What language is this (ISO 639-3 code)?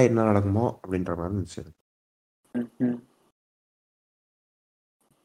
tam